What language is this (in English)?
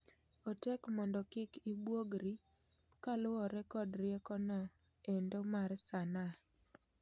Luo (Kenya and Tanzania)